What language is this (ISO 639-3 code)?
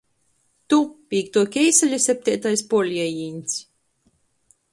ltg